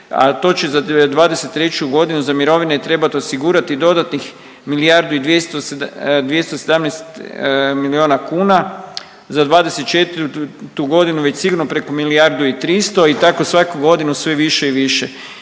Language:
Croatian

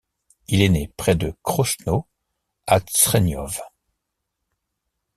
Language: French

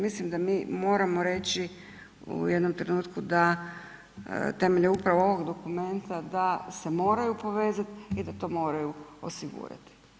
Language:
Croatian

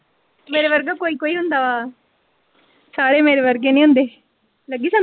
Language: Punjabi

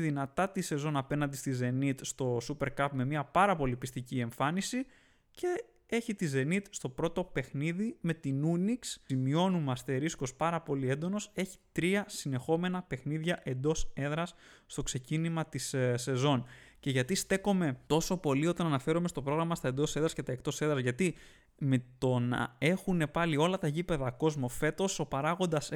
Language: Greek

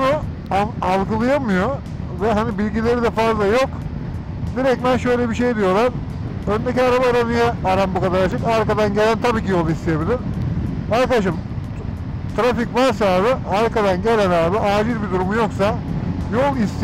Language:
Turkish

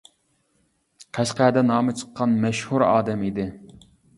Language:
Uyghur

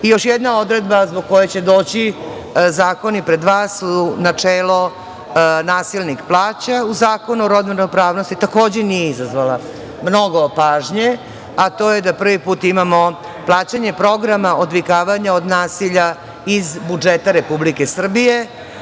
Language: Serbian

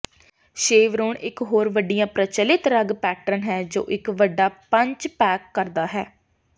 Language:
Punjabi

